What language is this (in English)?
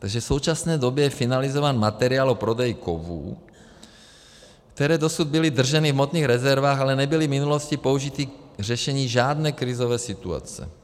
Czech